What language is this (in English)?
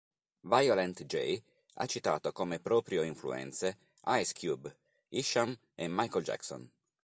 Italian